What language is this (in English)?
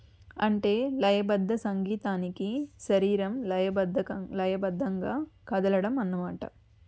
Telugu